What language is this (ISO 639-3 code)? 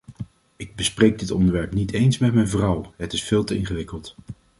nld